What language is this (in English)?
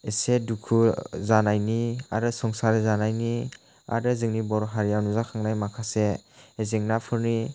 Bodo